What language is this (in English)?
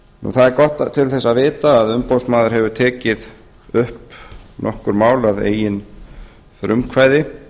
Icelandic